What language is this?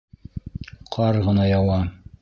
Bashkir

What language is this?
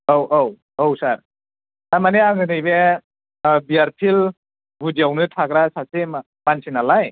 Bodo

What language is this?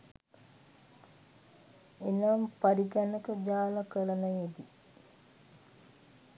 Sinhala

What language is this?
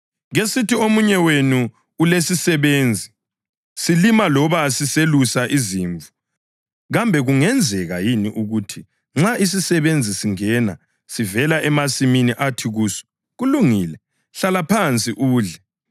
North Ndebele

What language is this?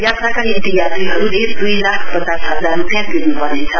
Nepali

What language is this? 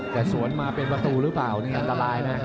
Thai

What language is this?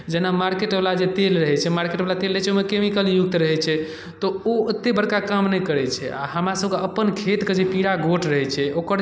Maithili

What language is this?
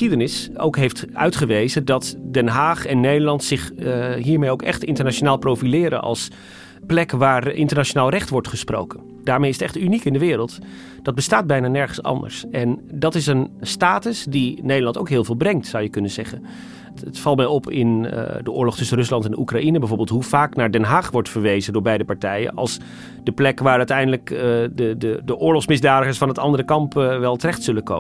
Dutch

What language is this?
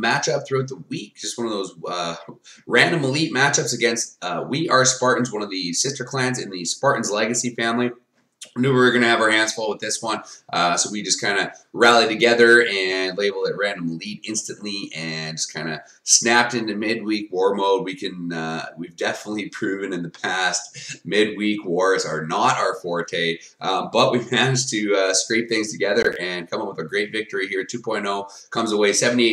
English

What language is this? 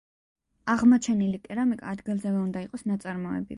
Georgian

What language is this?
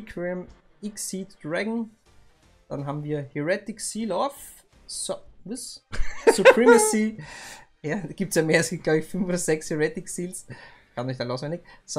German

